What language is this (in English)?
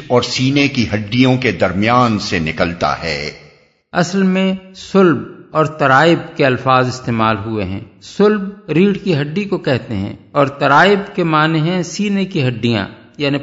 Urdu